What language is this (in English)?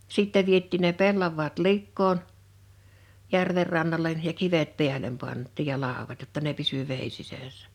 Finnish